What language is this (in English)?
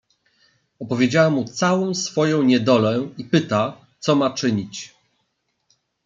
Polish